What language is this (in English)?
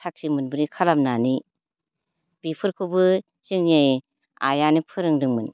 Bodo